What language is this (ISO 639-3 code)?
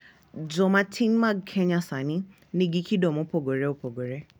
luo